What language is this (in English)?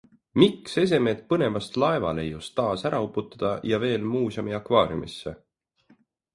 Estonian